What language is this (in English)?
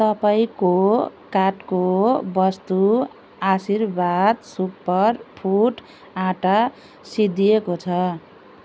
Nepali